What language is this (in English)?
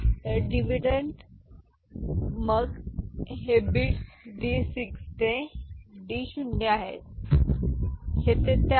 Marathi